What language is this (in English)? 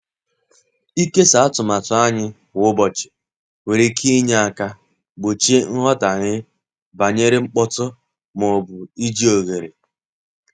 Igbo